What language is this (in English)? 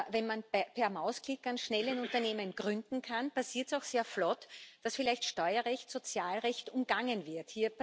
German